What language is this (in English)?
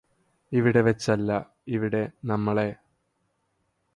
Malayalam